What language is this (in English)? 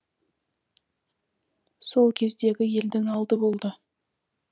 Kazakh